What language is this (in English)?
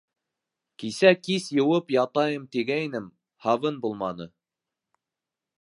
Bashkir